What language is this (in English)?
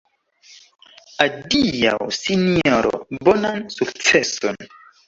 Esperanto